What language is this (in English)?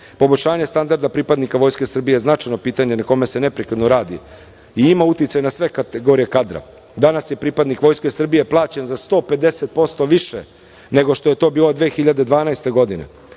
Serbian